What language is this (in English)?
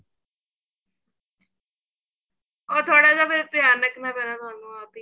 Punjabi